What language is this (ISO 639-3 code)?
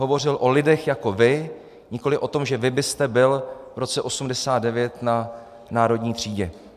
ces